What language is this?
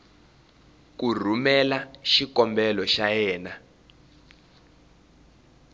Tsonga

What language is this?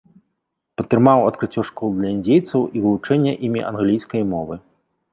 Belarusian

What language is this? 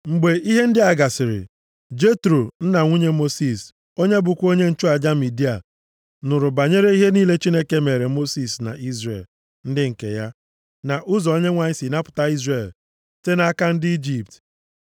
Igbo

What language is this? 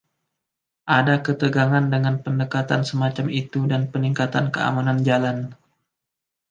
Indonesian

